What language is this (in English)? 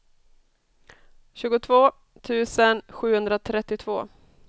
Swedish